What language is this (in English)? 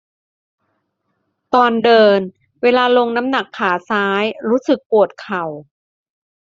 Thai